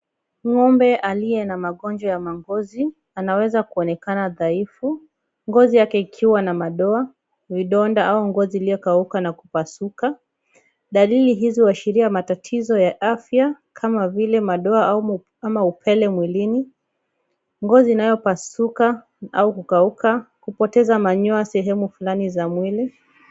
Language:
Swahili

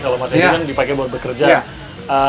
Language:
Indonesian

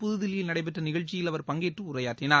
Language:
Tamil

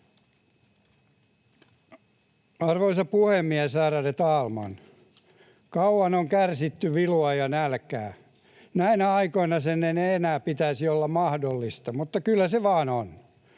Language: Finnish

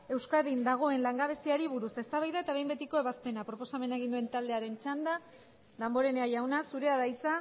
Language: Basque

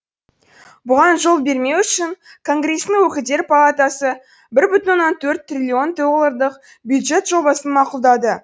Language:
Kazakh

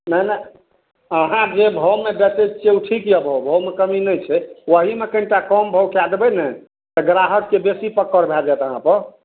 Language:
Maithili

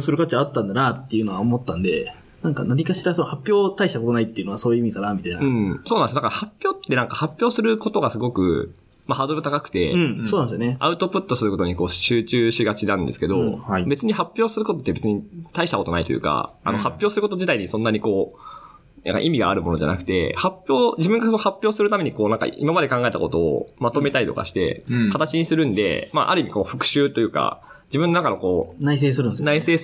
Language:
Japanese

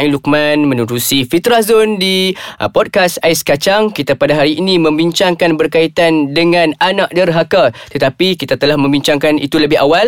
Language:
Malay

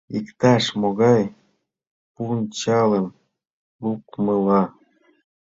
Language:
Mari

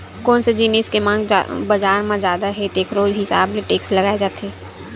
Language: Chhattisgarhi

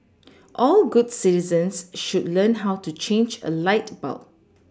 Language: English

